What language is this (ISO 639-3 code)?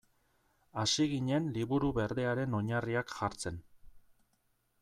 eus